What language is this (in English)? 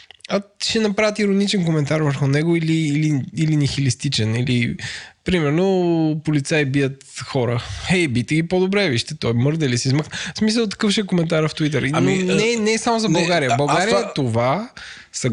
Bulgarian